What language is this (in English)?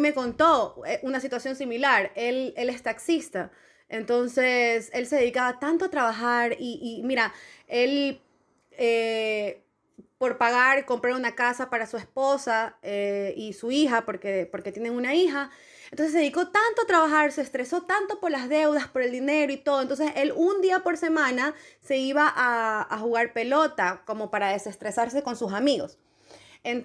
Spanish